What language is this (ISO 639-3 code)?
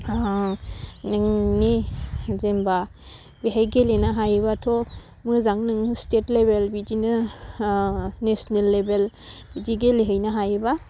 brx